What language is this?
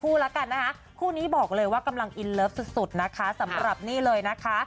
Thai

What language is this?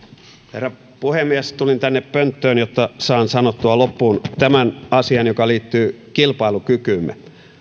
Finnish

